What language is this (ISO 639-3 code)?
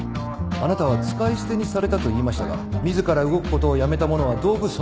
jpn